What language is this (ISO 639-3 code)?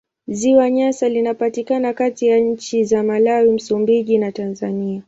swa